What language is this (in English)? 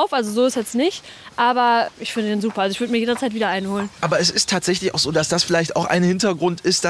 German